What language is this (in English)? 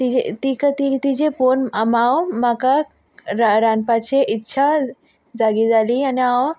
Konkani